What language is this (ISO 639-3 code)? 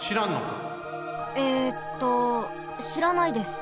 jpn